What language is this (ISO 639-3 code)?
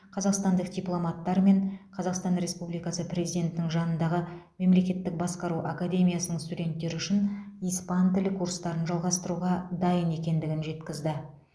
kaz